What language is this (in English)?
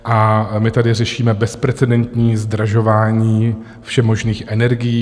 Czech